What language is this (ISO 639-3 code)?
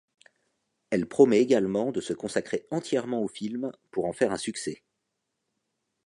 fra